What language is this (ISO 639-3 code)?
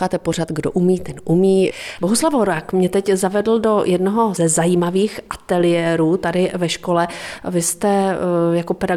ces